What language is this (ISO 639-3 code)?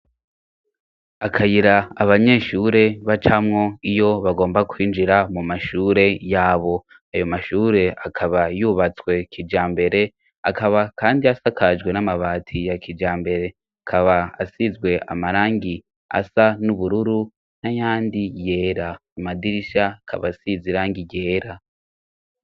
run